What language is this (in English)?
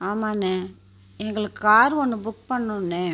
Tamil